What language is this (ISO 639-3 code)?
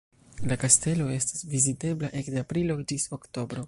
epo